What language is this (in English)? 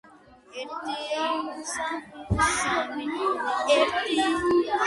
Georgian